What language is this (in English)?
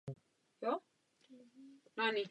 Czech